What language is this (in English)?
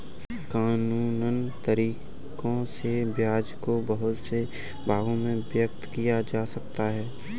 Hindi